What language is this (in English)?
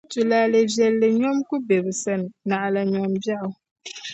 Dagbani